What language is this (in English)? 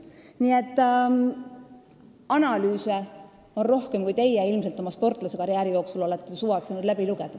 Estonian